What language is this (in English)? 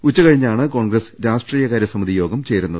Malayalam